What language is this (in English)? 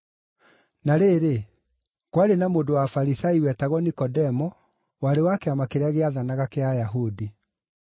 Kikuyu